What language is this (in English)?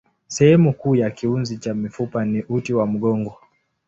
Swahili